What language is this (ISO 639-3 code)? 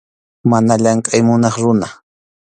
qxu